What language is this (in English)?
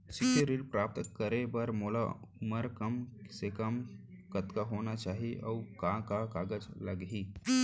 Chhattisgarhi